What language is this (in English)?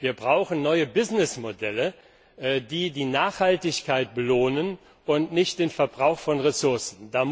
German